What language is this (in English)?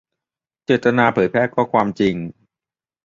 Thai